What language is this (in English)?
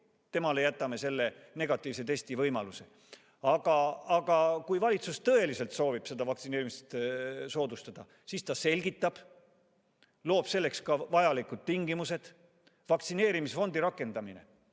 Estonian